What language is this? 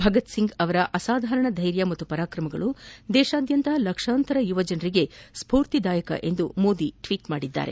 Kannada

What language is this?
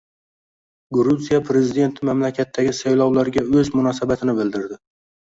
Uzbek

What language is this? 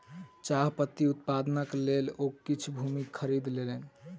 Maithili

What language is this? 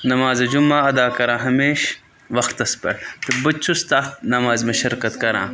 Kashmiri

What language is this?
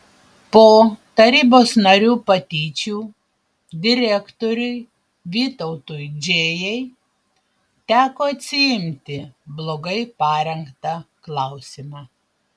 Lithuanian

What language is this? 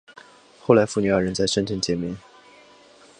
Chinese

